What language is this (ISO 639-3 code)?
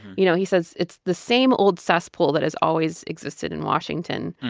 eng